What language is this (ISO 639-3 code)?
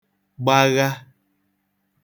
ibo